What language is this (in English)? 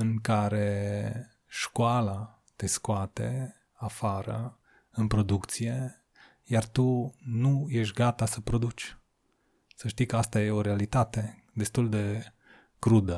Romanian